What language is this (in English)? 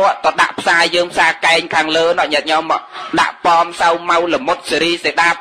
Vietnamese